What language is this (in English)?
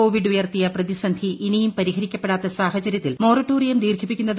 Malayalam